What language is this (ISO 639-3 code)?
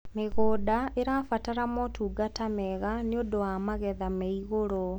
kik